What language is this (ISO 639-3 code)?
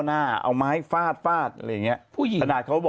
tha